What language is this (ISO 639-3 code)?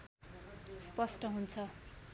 nep